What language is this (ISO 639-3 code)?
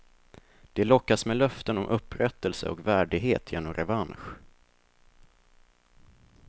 swe